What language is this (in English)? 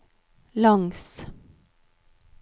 Norwegian